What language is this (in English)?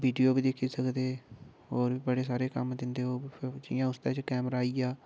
Dogri